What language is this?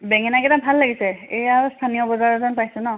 Assamese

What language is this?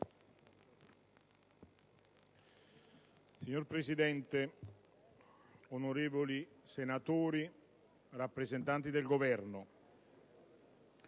Italian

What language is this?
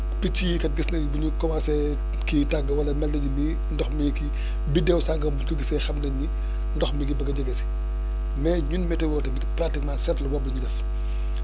Wolof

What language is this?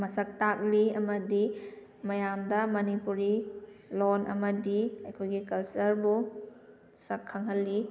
Manipuri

